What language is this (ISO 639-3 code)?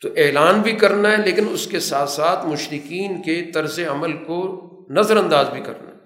urd